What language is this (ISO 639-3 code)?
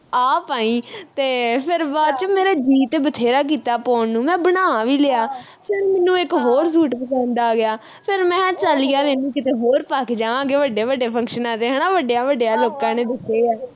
pan